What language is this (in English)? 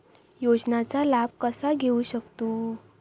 Marathi